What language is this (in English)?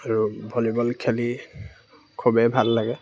Assamese